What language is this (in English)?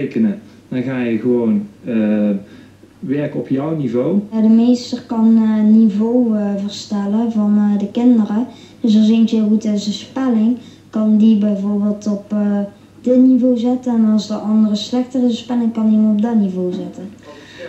Dutch